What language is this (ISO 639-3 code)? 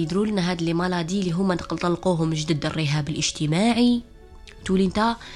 ara